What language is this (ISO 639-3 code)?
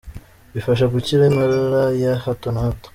kin